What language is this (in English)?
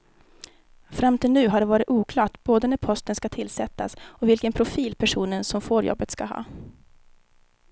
Swedish